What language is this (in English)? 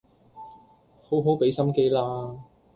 Cantonese